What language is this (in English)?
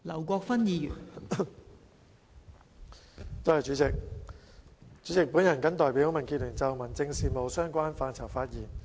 Cantonese